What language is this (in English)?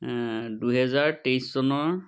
Assamese